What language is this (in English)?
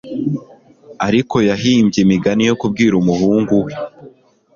Kinyarwanda